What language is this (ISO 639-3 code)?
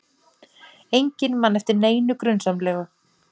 isl